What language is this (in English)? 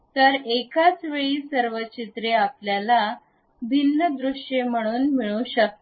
Marathi